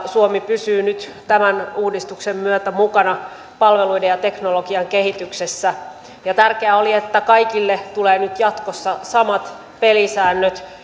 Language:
Finnish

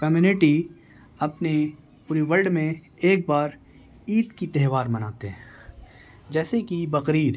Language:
Urdu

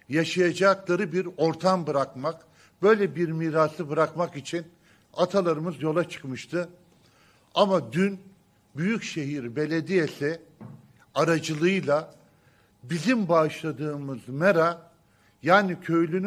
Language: Turkish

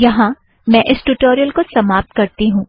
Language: Hindi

